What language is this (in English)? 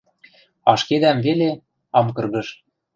Western Mari